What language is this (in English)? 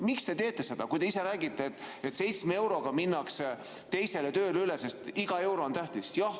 Estonian